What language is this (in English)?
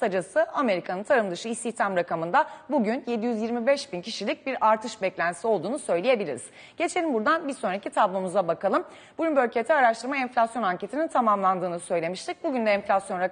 Turkish